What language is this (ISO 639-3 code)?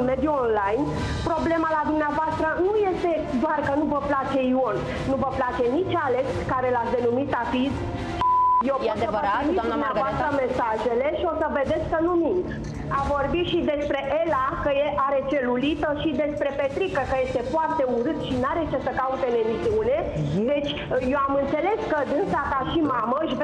ron